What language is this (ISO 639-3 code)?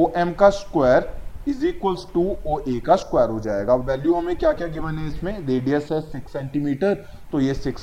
hin